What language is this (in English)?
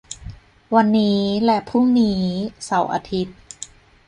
Thai